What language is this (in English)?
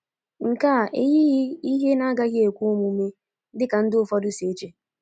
Igbo